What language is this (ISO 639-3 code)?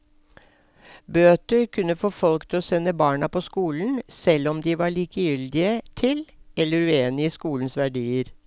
nor